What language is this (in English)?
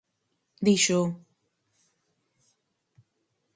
Galician